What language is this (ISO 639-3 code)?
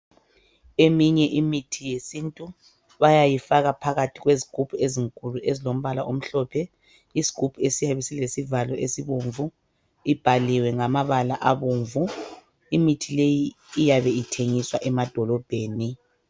nde